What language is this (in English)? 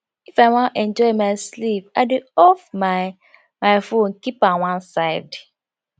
Nigerian Pidgin